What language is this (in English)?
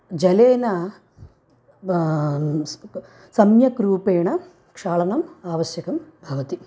Sanskrit